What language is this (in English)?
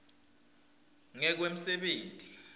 Swati